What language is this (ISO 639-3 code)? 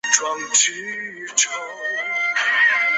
zho